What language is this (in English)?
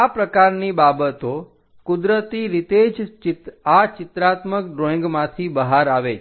Gujarati